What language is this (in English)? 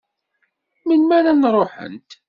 Kabyle